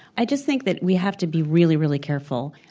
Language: English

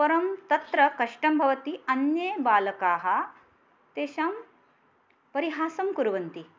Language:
Sanskrit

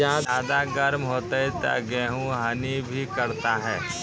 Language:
Maithili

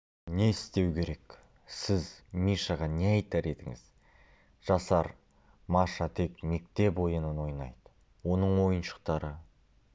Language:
Kazakh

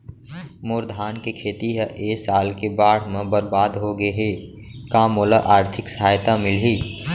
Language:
Chhattisgarhi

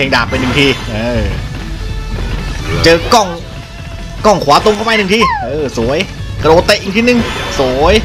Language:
Thai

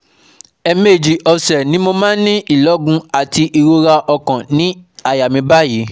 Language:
Yoruba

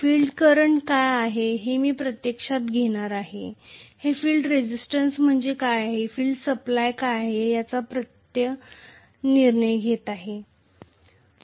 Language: Marathi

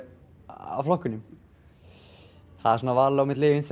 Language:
Icelandic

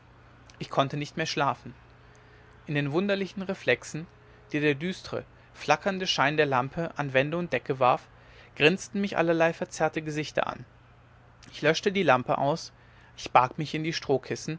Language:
German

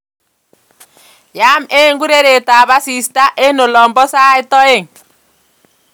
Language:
Kalenjin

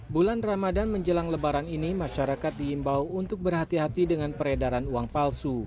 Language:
Indonesian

